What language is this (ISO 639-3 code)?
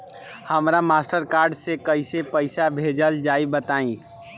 bho